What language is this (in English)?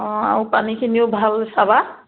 Assamese